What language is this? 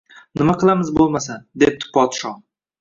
Uzbek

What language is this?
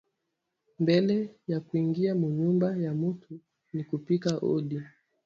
Swahili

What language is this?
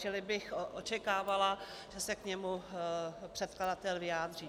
Czech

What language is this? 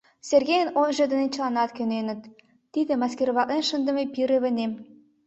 Mari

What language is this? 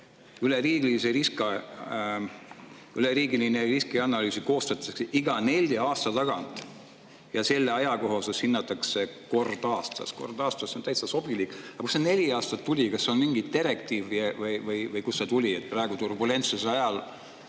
Estonian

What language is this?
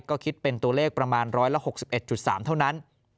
Thai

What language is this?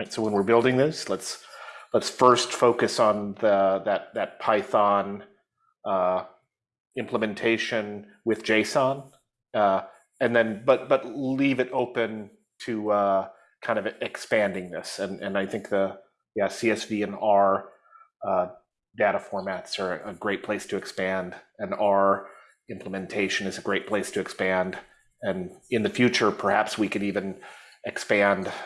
English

